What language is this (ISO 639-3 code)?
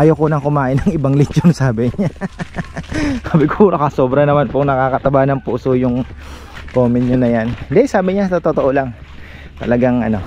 fil